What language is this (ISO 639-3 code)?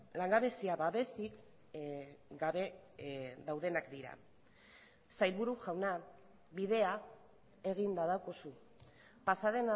eus